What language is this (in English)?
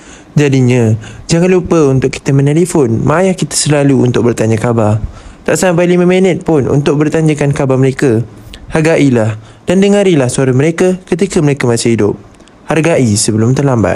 Malay